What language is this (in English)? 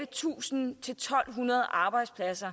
Danish